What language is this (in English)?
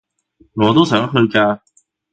Cantonese